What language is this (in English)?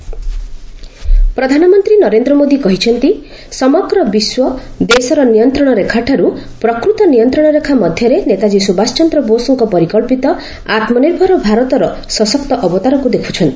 Odia